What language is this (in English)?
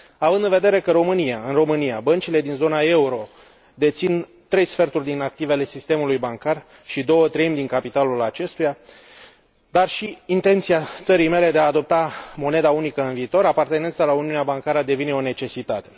Romanian